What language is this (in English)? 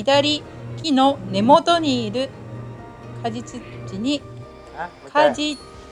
Japanese